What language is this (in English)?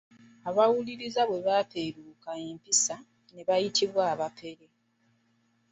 Ganda